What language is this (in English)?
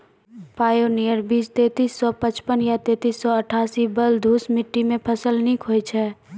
Maithili